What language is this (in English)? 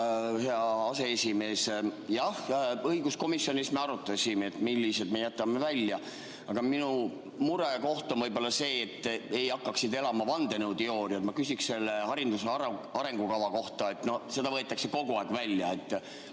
Estonian